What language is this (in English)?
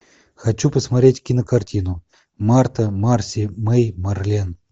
Russian